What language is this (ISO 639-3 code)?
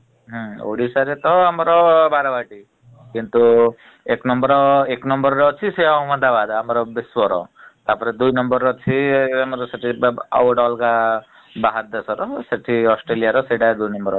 ori